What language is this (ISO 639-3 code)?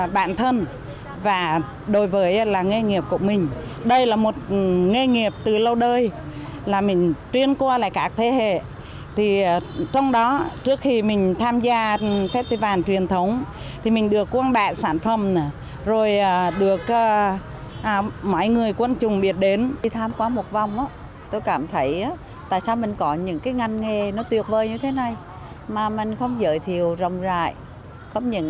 vie